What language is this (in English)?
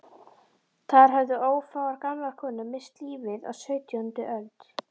Icelandic